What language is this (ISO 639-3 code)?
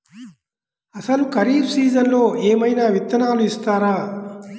tel